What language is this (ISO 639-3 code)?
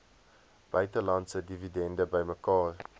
afr